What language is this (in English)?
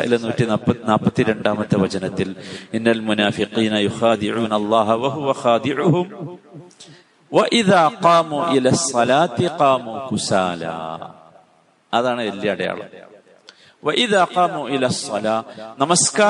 Malayalam